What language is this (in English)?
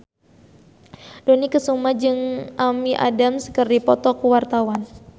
Sundanese